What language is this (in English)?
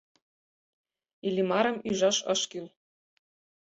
Mari